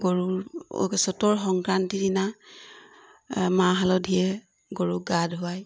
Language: Assamese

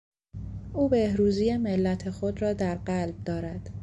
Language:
Persian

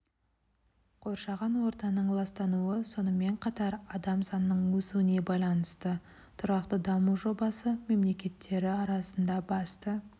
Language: Kazakh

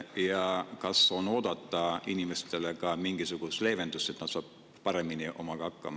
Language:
Estonian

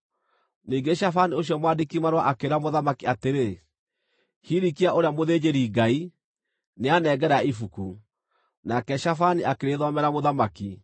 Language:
Kikuyu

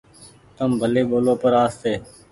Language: Goaria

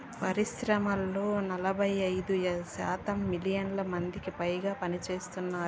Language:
Telugu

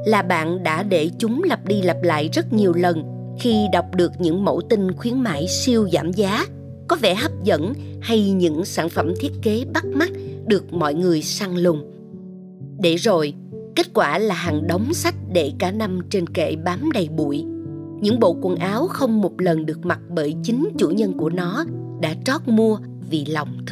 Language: Vietnamese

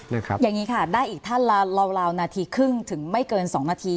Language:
Thai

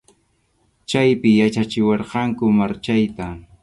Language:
Arequipa-La Unión Quechua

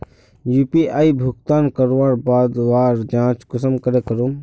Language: Magahi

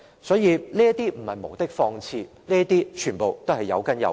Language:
Cantonese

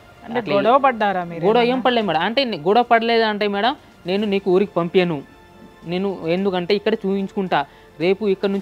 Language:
Telugu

